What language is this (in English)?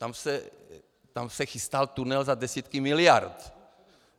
Czech